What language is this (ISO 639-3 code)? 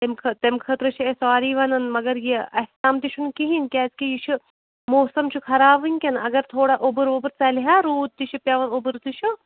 kas